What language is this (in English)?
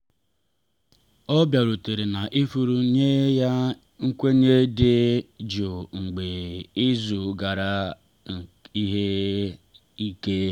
Igbo